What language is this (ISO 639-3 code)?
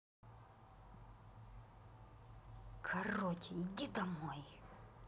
rus